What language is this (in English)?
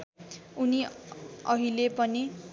Nepali